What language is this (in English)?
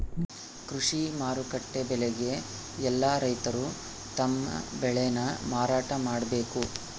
Kannada